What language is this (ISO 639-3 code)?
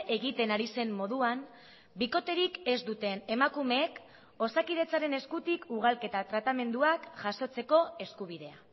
eus